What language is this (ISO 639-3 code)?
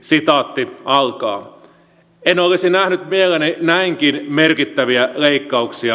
fin